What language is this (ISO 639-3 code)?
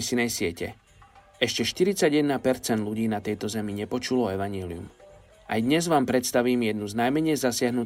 slk